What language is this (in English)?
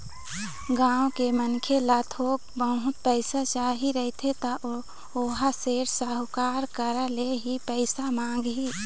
Chhattisgarhi